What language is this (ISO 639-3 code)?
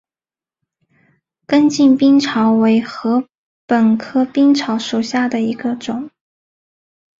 zho